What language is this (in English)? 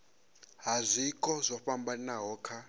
Venda